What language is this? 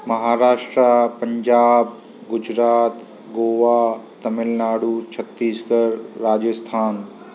Sindhi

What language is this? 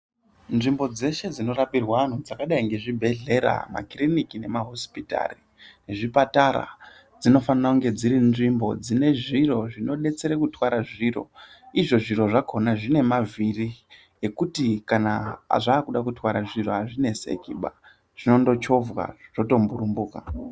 Ndau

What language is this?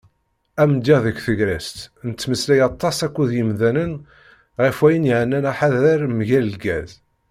Kabyle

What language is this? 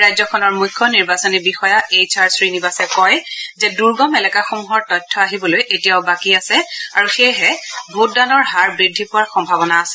Assamese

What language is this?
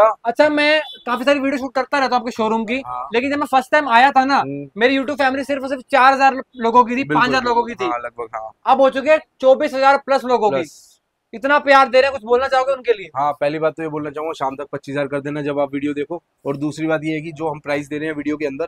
Hindi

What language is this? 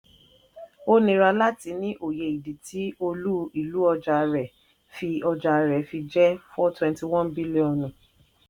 Yoruba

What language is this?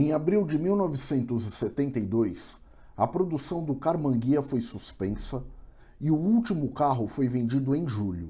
Portuguese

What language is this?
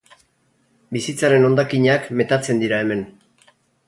Basque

